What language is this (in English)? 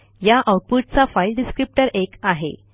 Marathi